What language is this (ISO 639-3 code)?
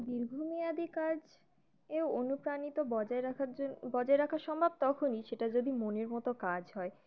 ben